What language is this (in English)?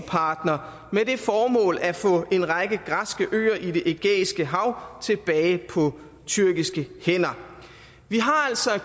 Danish